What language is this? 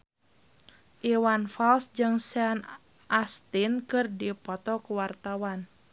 Sundanese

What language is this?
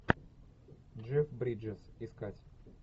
Russian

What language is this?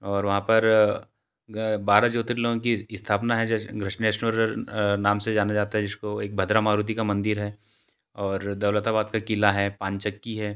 Hindi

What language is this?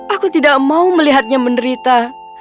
Indonesian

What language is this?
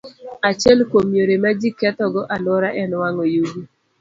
Luo (Kenya and Tanzania)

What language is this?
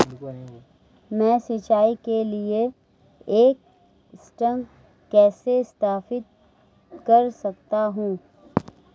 Hindi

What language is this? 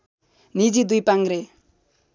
Nepali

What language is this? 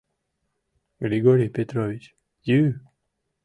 Mari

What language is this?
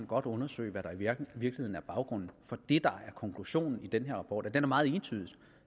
Danish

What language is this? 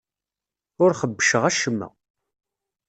Kabyle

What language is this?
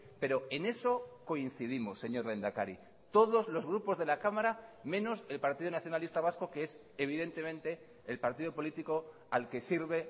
Spanish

